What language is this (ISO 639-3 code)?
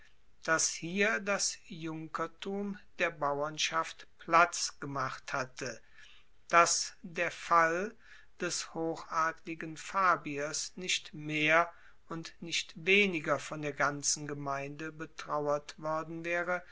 deu